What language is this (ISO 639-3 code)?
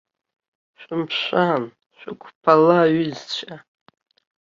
abk